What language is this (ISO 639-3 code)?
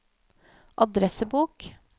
nor